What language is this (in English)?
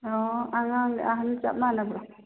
Manipuri